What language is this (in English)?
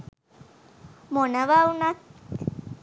Sinhala